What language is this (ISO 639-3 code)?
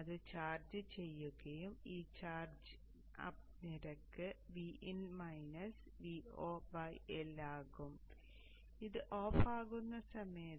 mal